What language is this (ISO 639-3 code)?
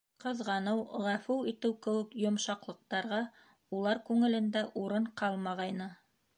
bak